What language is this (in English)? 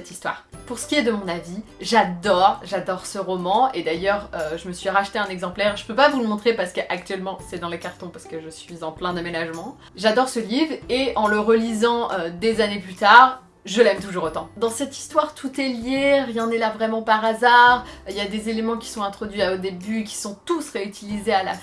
French